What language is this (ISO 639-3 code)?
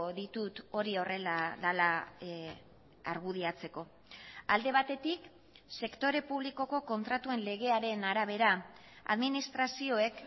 eus